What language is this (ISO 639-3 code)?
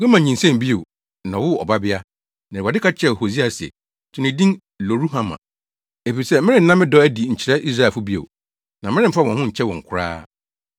aka